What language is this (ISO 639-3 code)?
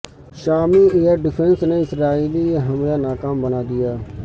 urd